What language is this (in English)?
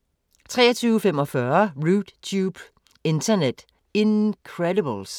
Danish